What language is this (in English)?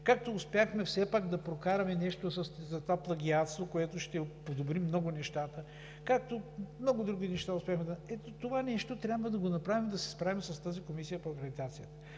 Bulgarian